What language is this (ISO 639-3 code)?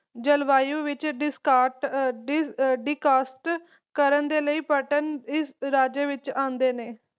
pan